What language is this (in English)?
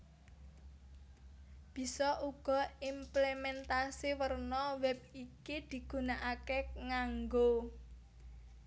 Javanese